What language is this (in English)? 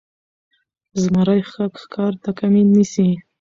Pashto